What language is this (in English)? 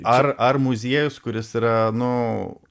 Lithuanian